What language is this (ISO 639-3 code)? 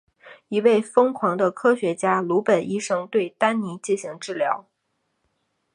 zho